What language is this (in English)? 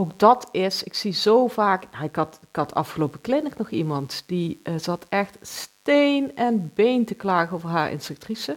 Dutch